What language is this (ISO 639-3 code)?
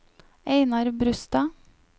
nor